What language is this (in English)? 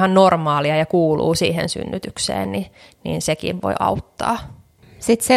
Finnish